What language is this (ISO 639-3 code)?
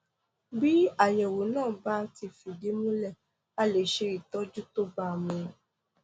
yor